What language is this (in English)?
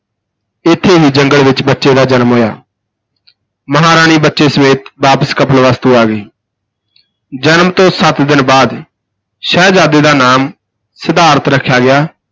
Punjabi